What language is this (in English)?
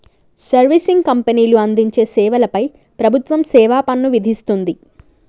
Telugu